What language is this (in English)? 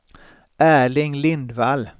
Swedish